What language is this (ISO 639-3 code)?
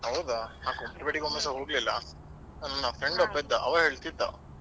kan